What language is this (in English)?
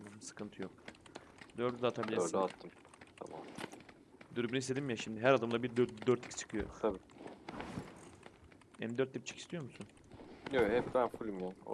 Turkish